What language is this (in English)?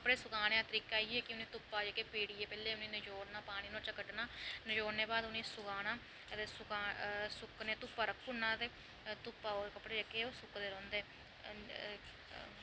Dogri